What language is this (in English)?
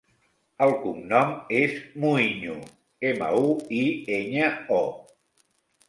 Catalan